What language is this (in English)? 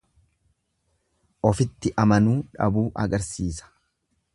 Oromo